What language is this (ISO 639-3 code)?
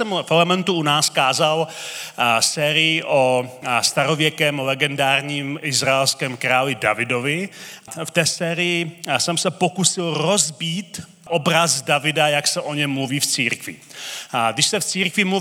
ces